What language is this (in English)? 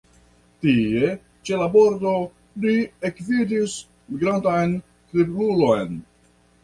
Esperanto